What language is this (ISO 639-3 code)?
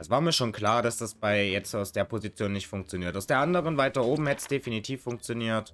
deu